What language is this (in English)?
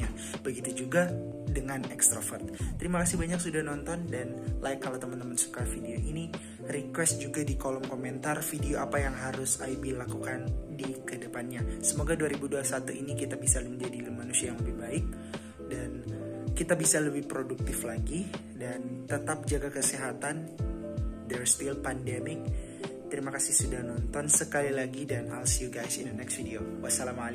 Indonesian